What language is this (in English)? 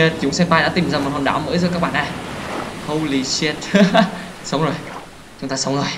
Vietnamese